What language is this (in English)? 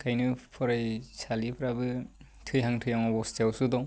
Bodo